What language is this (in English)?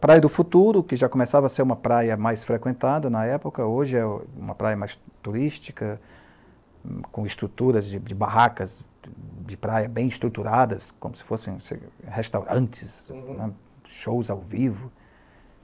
Portuguese